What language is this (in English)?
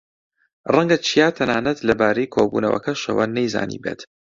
Central Kurdish